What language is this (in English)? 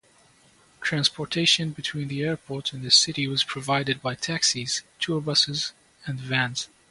English